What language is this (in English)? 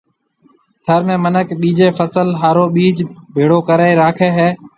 Marwari (Pakistan)